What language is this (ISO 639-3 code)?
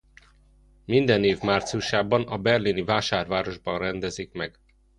hun